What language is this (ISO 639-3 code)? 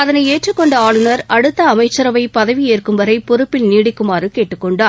tam